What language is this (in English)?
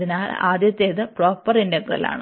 Malayalam